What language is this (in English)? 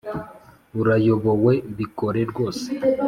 Kinyarwanda